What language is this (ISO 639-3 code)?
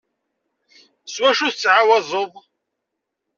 kab